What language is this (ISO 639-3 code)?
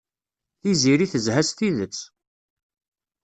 kab